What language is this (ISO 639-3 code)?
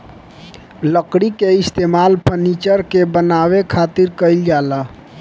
bho